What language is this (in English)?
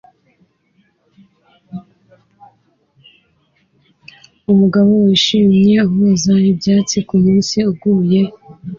Kinyarwanda